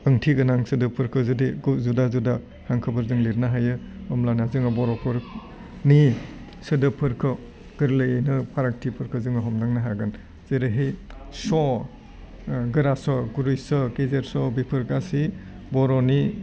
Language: Bodo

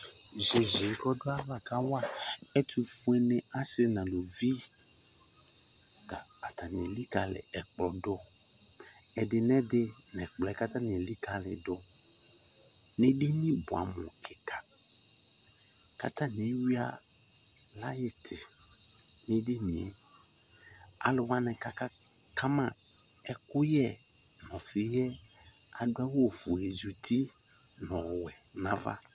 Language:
Ikposo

